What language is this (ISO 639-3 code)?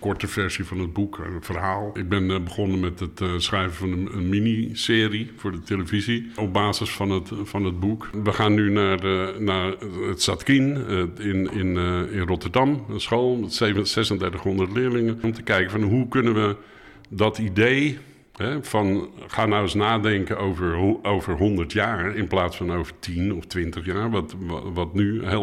nld